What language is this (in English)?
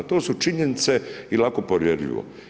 Croatian